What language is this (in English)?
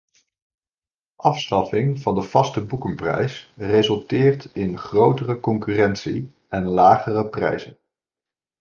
Dutch